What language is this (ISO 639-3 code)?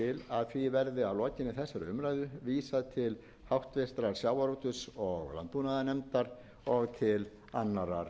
isl